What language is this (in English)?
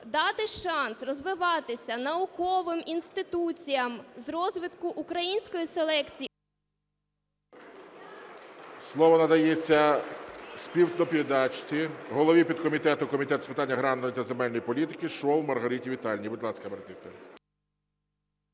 Ukrainian